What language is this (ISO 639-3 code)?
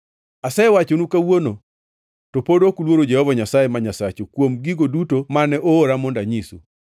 luo